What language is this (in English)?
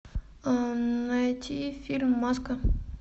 Russian